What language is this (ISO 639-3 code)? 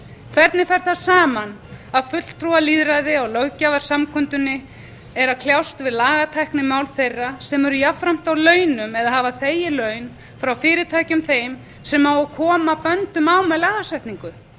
isl